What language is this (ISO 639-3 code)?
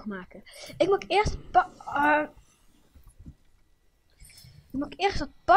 nld